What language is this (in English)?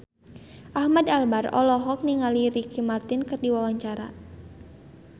Sundanese